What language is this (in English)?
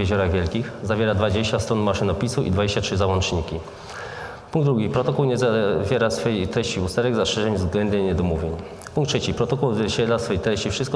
Polish